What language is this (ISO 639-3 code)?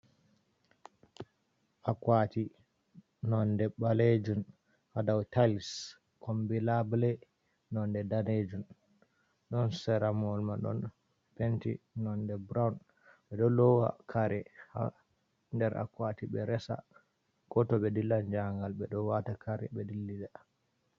ful